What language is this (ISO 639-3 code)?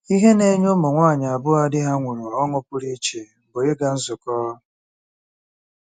ibo